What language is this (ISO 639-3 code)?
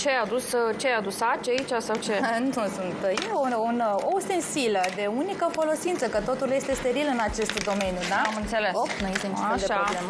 ron